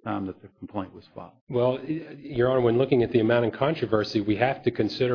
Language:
English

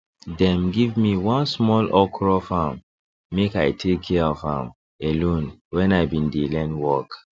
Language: Nigerian Pidgin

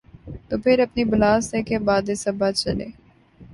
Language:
Urdu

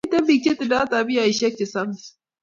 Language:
Kalenjin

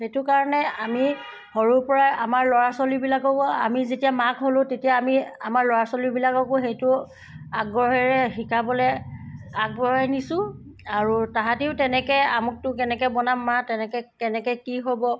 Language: Assamese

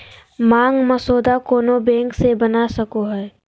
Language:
Magahi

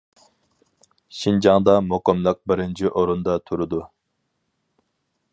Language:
Uyghur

